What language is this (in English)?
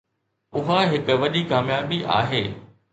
Sindhi